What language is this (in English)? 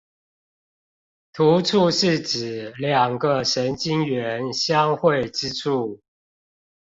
Chinese